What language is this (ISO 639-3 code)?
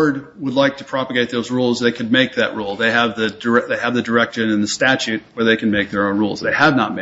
eng